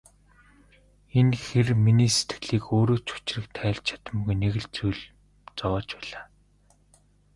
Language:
Mongolian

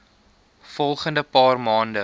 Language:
Afrikaans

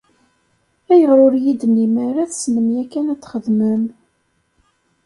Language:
Kabyle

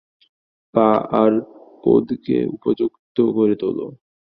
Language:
Bangla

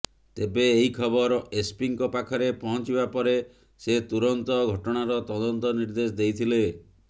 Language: Odia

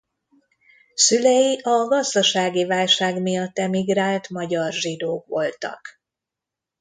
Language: Hungarian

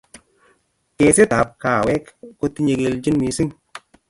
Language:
Kalenjin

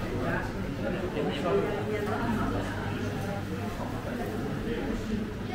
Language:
Filipino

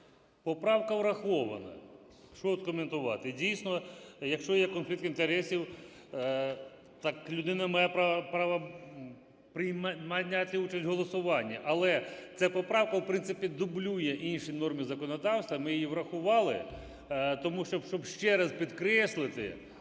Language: Ukrainian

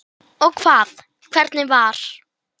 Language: Icelandic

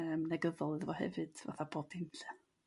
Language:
Welsh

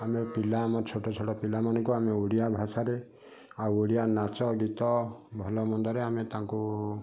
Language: Odia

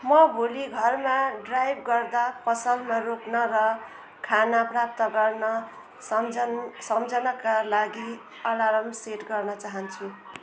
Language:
Nepali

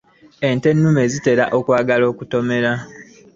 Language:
Ganda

